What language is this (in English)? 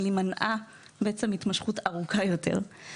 Hebrew